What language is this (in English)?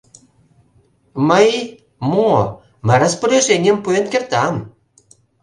Mari